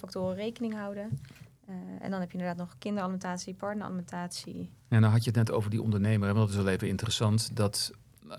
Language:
Dutch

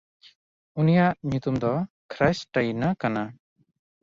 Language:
Santali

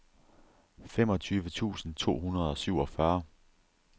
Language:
Danish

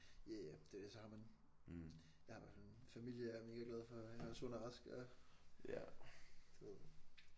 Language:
Danish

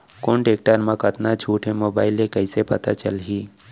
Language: Chhattisgarhi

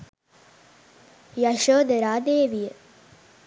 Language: Sinhala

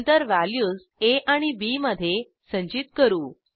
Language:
Marathi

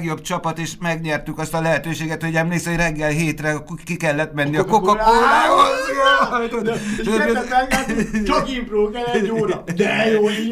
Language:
Hungarian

